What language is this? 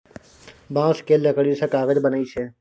Maithili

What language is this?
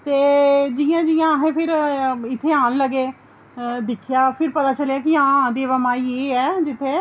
Dogri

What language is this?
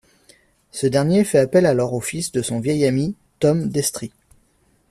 French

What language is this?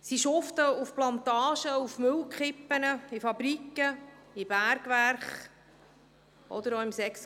Swiss German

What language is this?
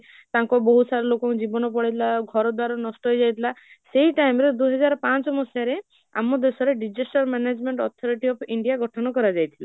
Odia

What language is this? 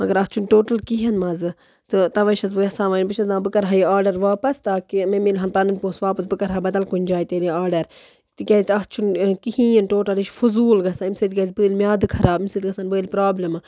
Kashmiri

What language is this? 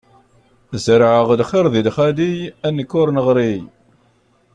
Kabyle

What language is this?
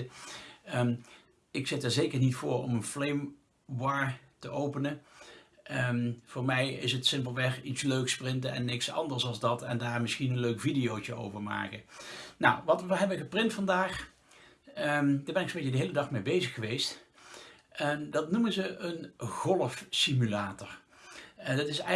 Dutch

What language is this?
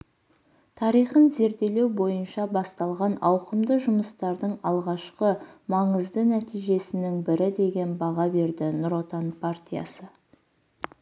Kazakh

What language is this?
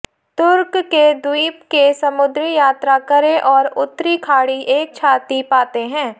Hindi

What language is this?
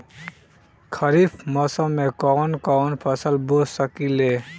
Bhojpuri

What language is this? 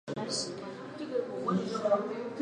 Chinese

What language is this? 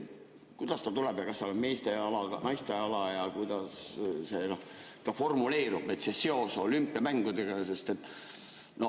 Estonian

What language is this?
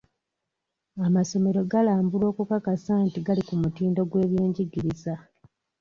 Ganda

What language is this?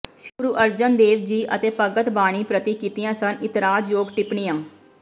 Punjabi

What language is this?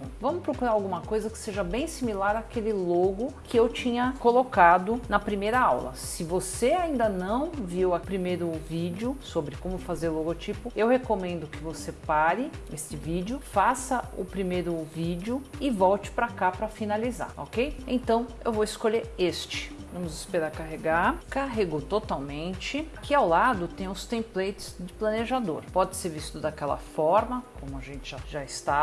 Portuguese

